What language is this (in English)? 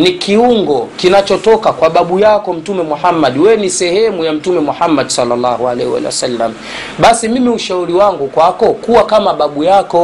Swahili